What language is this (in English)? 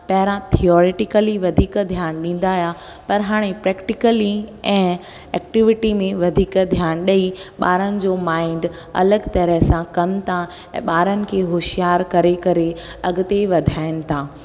Sindhi